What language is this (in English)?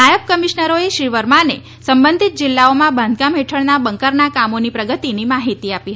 Gujarati